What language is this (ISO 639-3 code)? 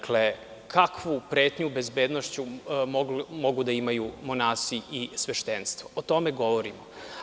srp